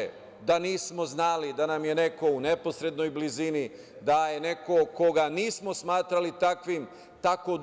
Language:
Serbian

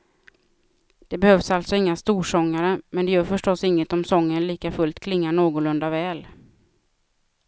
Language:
Swedish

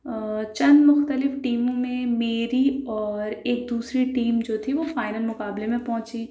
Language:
Urdu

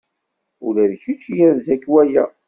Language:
Kabyle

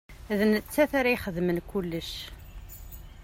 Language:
Kabyle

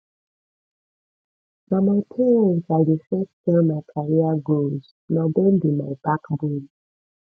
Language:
Nigerian Pidgin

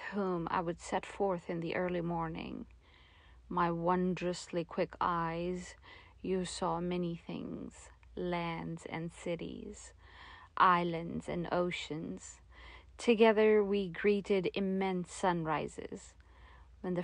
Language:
English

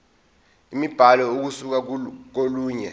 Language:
Zulu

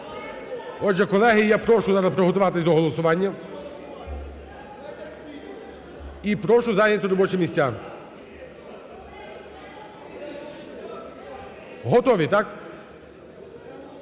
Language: Ukrainian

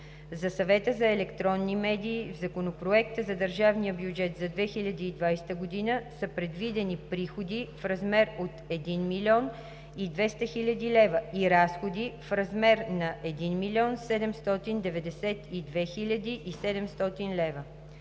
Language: Bulgarian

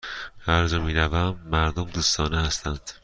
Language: Persian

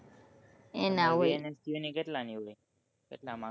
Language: Gujarati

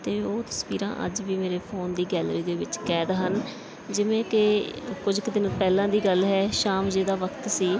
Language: Punjabi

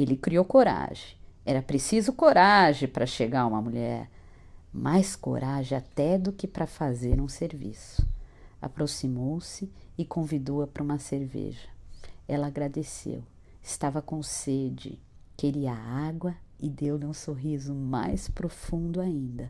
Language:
Portuguese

